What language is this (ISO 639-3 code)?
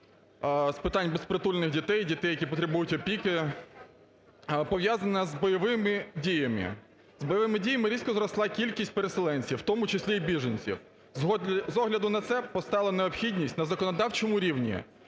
ukr